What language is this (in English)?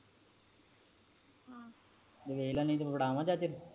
Punjabi